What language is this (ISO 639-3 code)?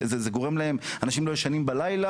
heb